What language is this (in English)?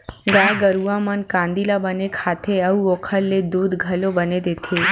Chhattisgarhi